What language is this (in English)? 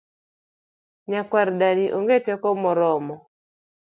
Luo (Kenya and Tanzania)